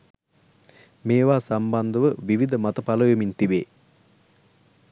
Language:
Sinhala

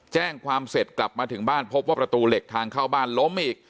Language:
Thai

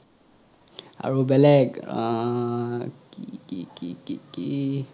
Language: Assamese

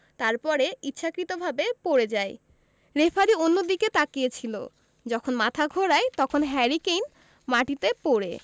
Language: Bangla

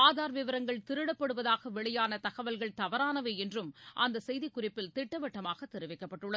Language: Tamil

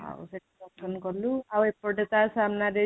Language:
Odia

